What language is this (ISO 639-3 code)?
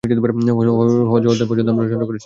ben